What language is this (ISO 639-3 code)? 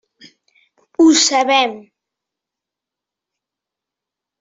cat